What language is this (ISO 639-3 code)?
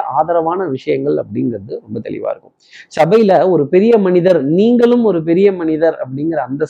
tam